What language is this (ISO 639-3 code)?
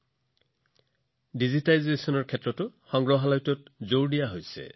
asm